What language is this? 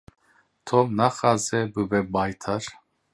Kurdish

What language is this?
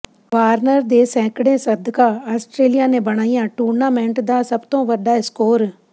Punjabi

